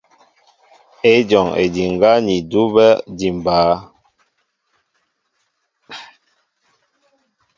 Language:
Mbo (Cameroon)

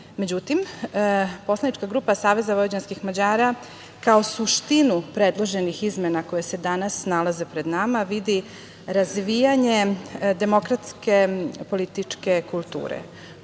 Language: Serbian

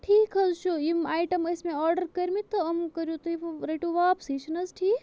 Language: Kashmiri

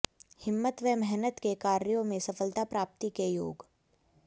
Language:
Hindi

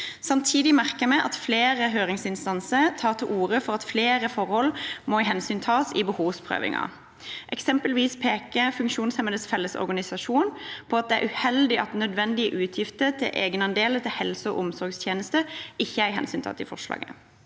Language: Norwegian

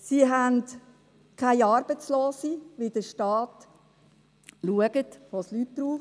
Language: Swiss German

